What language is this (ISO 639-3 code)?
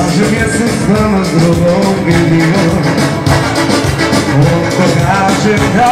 ell